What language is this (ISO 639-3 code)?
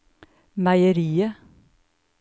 nor